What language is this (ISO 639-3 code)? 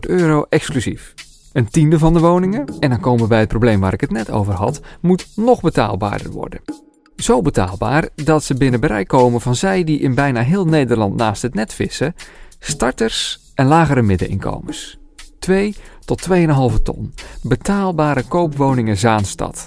nld